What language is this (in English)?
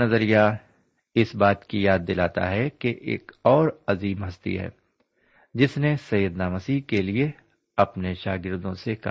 Urdu